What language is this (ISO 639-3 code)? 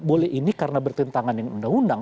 ind